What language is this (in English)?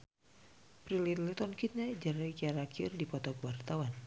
Sundanese